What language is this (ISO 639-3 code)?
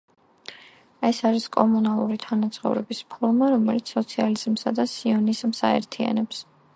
kat